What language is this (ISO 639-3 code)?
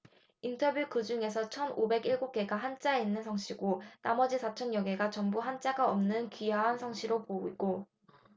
kor